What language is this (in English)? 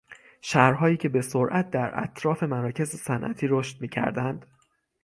Persian